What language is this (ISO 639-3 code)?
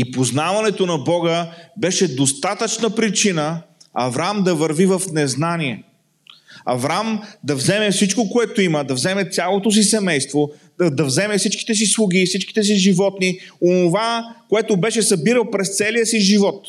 bul